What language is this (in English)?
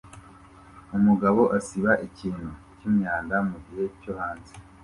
Kinyarwanda